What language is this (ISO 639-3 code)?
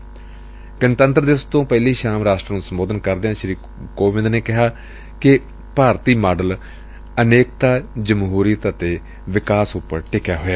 pan